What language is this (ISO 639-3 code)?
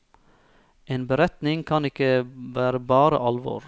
nor